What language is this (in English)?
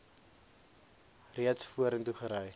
Afrikaans